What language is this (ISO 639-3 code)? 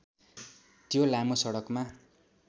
nep